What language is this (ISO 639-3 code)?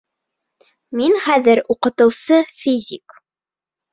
bak